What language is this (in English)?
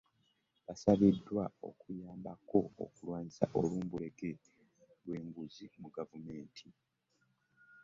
Ganda